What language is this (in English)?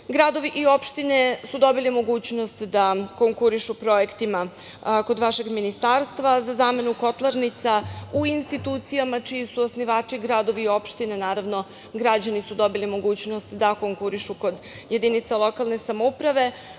Serbian